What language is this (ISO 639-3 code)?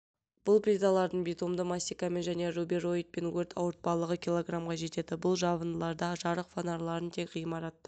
kaz